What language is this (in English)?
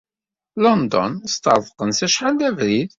Kabyle